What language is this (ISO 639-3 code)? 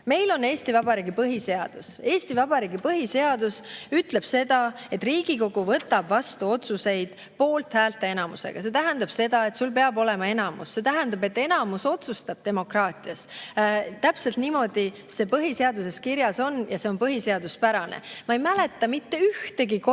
est